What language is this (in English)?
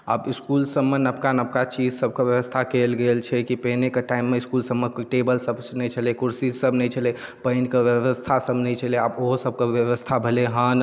Maithili